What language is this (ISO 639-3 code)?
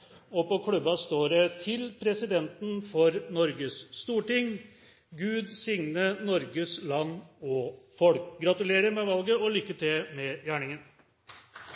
nob